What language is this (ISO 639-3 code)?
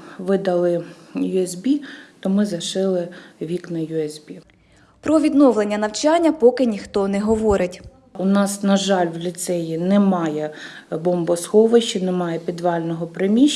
ukr